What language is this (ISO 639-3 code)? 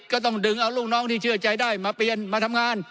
tha